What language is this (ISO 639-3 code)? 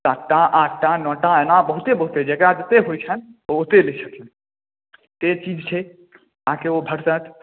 mai